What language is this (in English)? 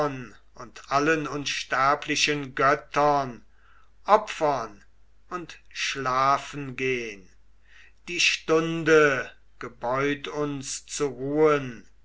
German